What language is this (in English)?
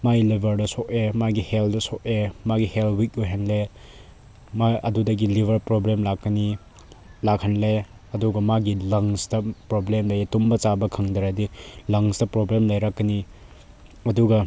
Manipuri